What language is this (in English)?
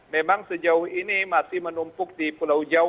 Indonesian